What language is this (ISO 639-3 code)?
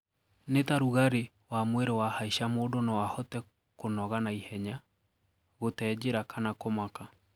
kik